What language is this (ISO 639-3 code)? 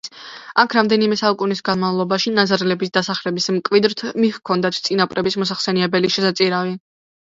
kat